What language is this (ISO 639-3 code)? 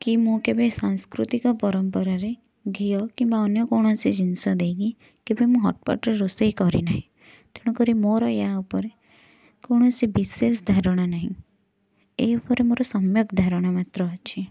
ori